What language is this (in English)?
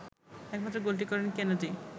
Bangla